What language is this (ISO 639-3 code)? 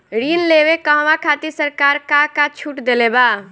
bho